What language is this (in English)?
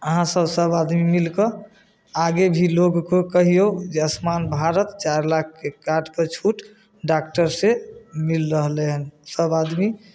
Maithili